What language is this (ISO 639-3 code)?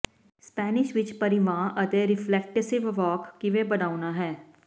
pan